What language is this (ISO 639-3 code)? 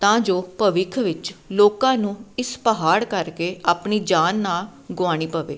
pan